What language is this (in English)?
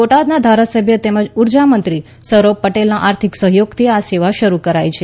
Gujarati